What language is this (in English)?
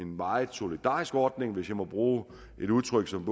Danish